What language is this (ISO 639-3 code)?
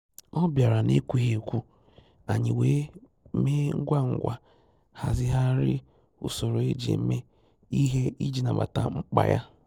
ibo